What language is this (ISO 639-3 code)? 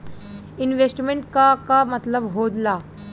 bho